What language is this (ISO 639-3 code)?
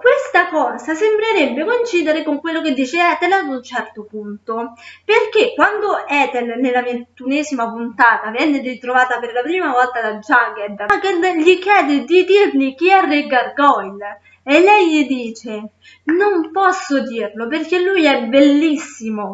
ita